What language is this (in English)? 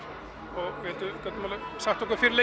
Icelandic